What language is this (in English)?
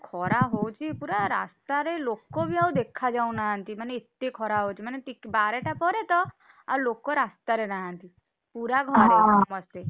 Odia